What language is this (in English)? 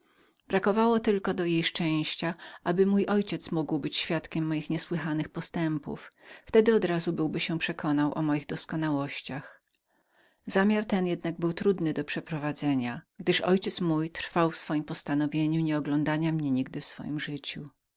Polish